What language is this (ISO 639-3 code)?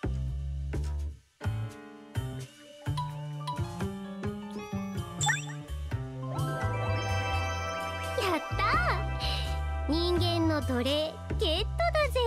jpn